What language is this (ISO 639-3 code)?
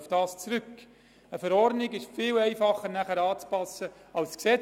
gsw